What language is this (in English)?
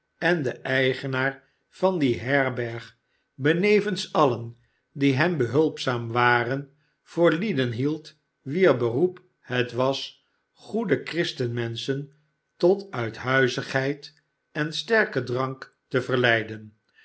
Dutch